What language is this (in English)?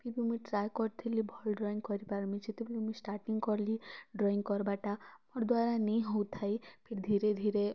Odia